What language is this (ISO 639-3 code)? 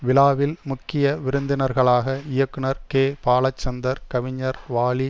tam